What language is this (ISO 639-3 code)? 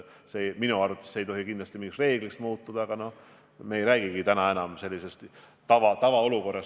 est